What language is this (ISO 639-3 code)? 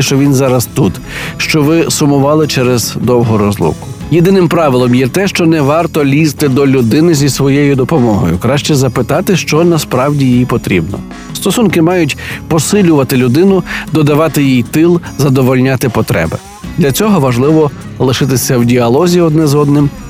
ukr